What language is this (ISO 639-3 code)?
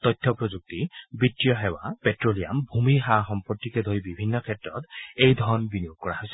asm